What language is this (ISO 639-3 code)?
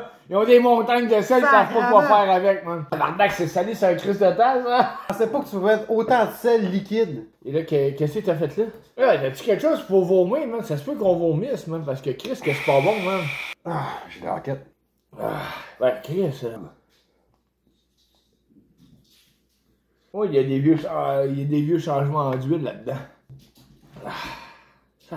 fra